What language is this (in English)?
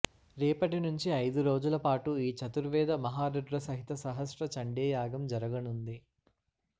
Telugu